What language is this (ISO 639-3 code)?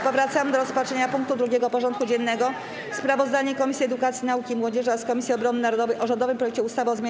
pol